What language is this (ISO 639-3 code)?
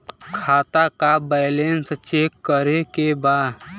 bho